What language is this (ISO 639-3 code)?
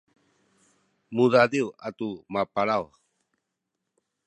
szy